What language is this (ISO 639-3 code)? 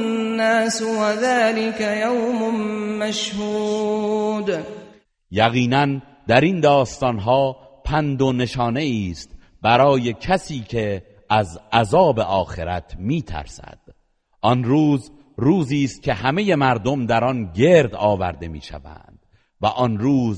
fas